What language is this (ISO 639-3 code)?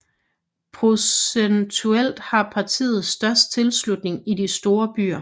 dan